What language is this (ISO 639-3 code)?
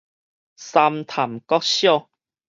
nan